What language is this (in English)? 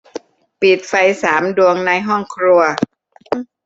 Thai